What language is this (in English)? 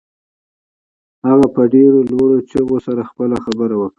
Pashto